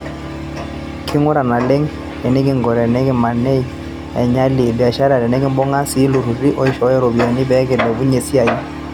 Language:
Masai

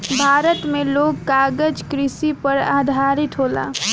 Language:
Bhojpuri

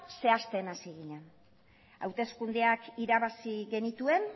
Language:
Basque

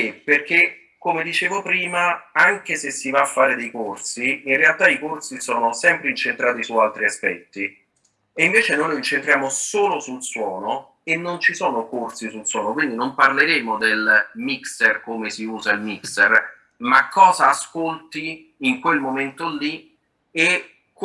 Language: Italian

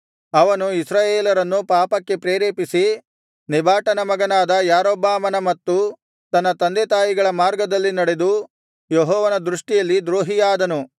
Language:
Kannada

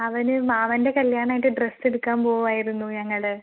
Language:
Malayalam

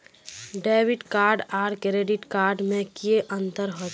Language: Magahi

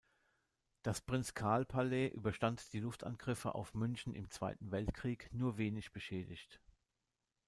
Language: German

